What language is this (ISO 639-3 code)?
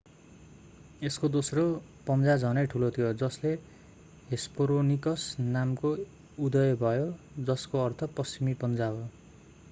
nep